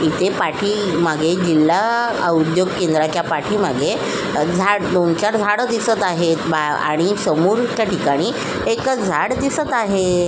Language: Marathi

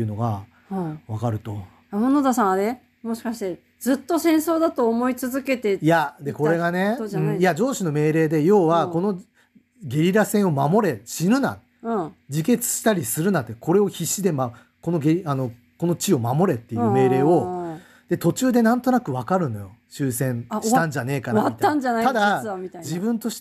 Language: Japanese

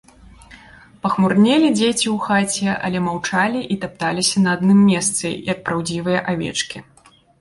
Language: Belarusian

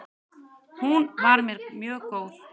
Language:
Icelandic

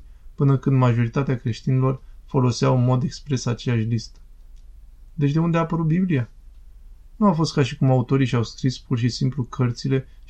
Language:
Romanian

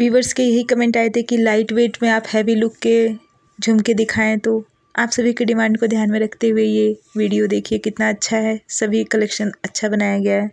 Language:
Hindi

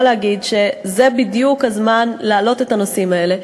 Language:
Hebrew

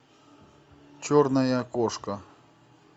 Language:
Russian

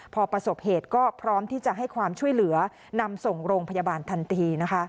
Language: Thai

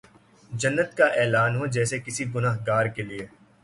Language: Urdu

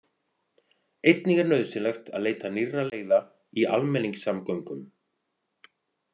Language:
Icelandic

